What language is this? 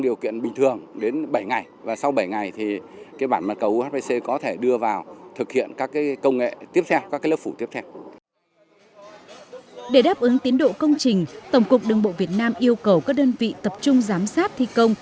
Vietnamese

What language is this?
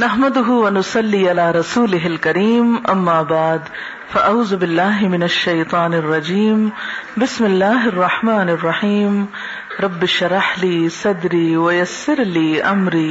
Urdu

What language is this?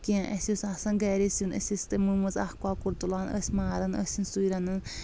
Kashmiri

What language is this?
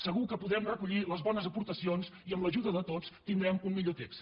Catalan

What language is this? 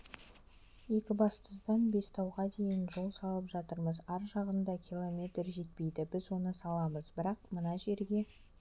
Kazakh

